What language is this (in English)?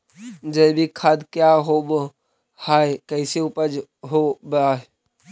Magahi